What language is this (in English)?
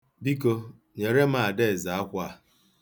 Igbo